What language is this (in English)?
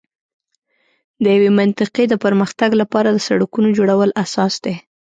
Pashto